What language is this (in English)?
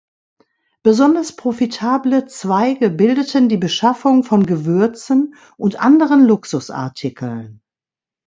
German